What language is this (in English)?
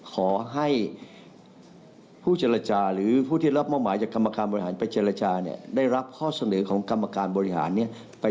Thai